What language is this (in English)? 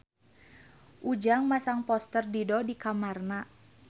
Sundanese